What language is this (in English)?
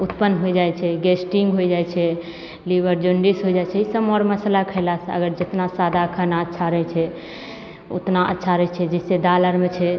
Maithili